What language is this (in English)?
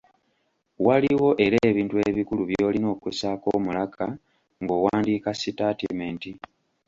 Ganda